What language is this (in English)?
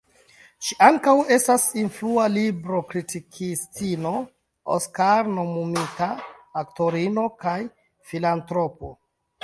Esperanto